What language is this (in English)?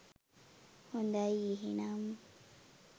Sinhala